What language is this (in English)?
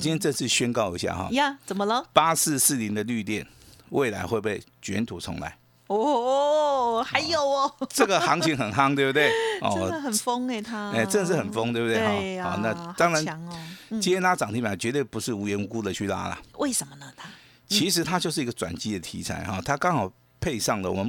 Chinese